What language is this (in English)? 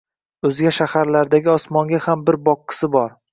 Uzbek